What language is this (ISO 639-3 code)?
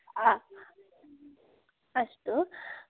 san